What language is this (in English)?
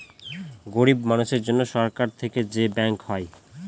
Bangla